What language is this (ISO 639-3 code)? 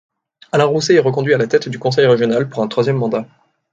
fra